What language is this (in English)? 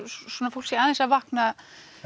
Icelandic